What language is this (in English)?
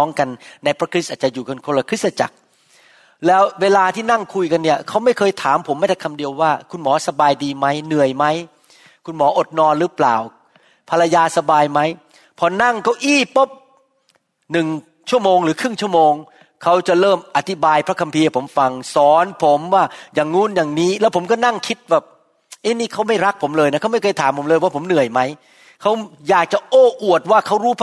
Thai